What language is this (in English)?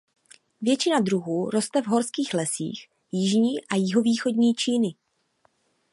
Czech